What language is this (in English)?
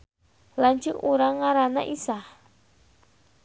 Sundanese